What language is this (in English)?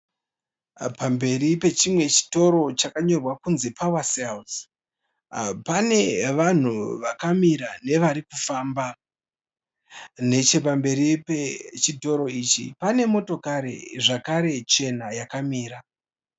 Shona